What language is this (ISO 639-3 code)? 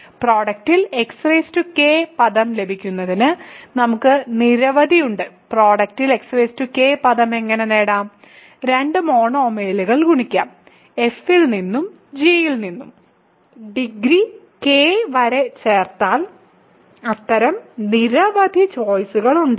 mal